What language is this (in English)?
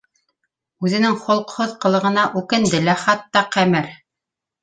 Bashkir